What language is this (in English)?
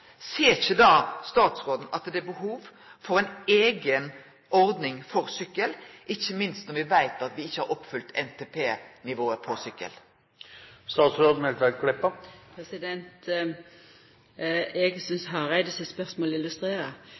Norwegian Nynorsk